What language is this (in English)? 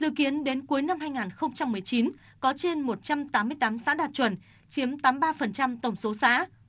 Vietnamese